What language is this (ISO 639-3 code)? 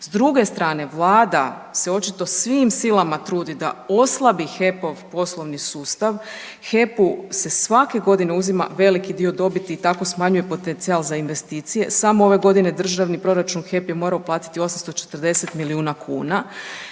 hrv